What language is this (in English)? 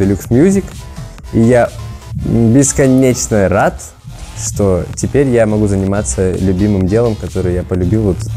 Russian